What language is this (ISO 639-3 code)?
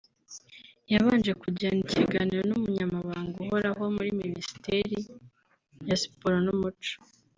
kin